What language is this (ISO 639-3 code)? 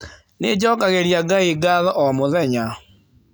kik